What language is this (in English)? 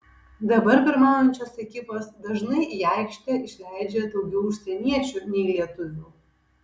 Lithuanian